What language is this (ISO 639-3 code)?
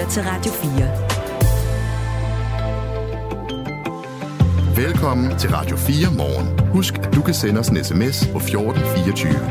dan